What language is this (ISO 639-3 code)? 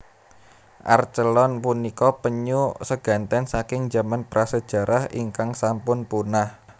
jav